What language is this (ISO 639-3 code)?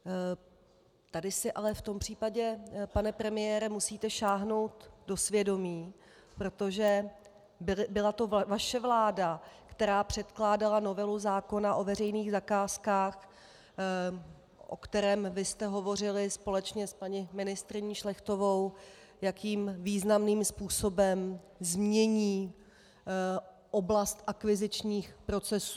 ces